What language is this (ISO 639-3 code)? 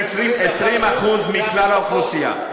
heb